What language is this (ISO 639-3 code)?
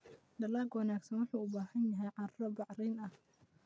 som